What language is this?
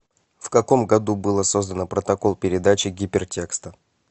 Russian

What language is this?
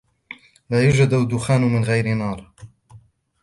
Arabic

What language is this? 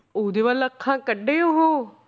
Punjabi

